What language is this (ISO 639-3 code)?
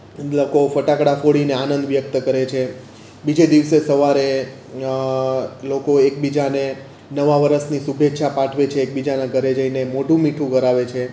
guj